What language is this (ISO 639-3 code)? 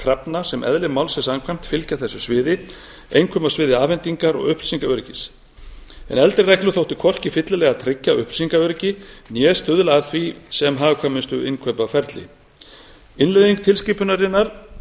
isl